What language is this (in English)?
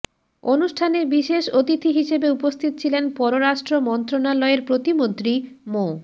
Bangla